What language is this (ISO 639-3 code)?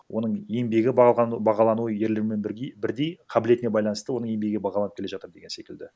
kaz